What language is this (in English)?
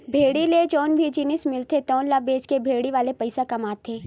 Chhattisgarhi